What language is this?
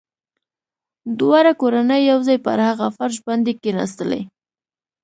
Pashto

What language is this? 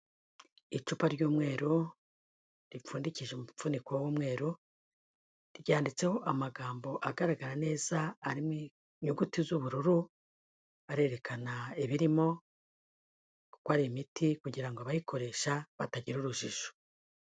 Kinyarwanda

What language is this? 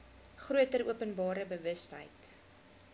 Afrikaans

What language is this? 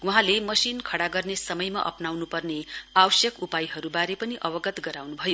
Nepali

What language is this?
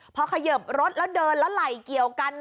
Thai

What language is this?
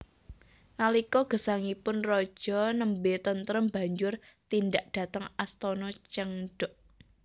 Javanese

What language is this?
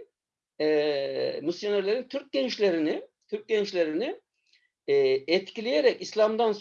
Turkish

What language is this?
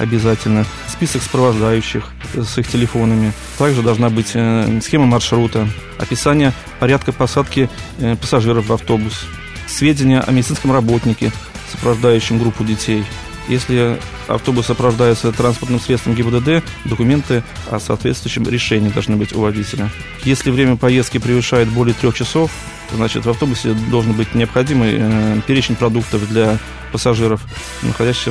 Russian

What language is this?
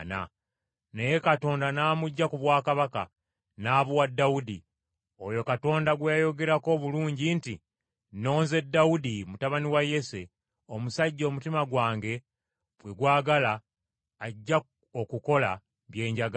Ganda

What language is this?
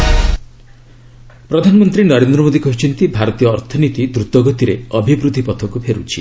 Odia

